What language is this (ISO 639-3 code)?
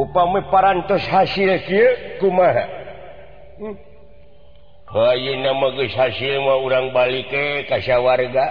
ind